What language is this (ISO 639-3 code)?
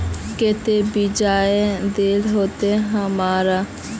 mag